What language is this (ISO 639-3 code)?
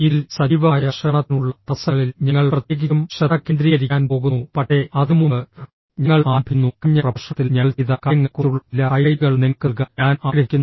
mal